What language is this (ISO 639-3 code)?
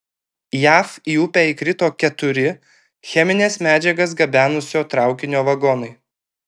lit